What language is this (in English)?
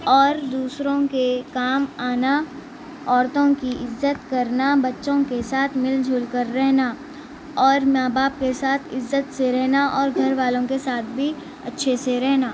Urdu